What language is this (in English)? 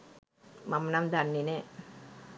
Sinhala